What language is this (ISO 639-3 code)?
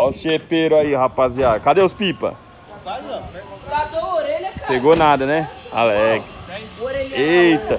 por